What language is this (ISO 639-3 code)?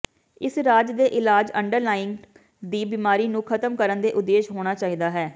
pan